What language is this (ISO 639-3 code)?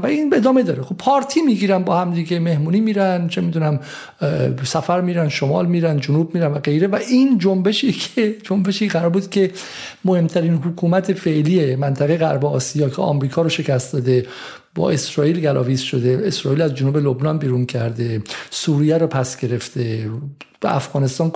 fas